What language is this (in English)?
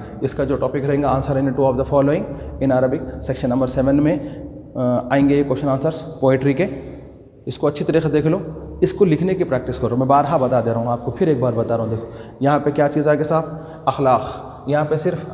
Hindi